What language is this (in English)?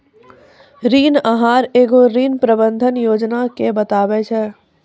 Maithili